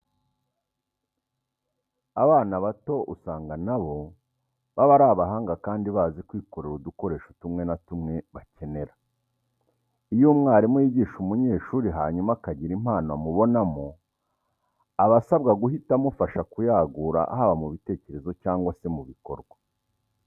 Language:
Kinyarwanda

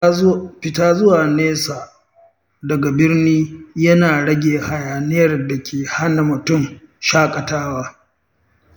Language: Hausa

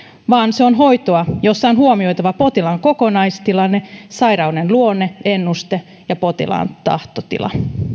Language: Finnish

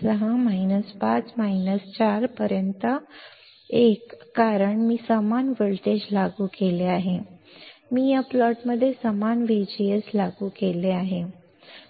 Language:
Marathi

